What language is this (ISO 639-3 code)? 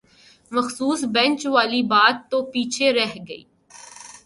urd